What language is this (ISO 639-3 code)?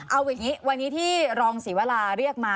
tha